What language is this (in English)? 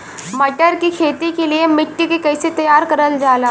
Bhojpuri